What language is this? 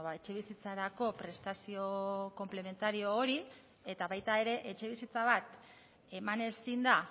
Basque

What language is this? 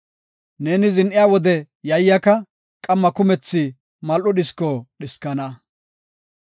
Gofa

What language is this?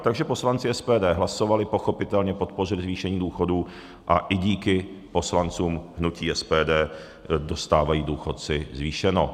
Czech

